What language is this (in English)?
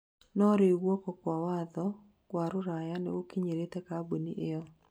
Kikuyu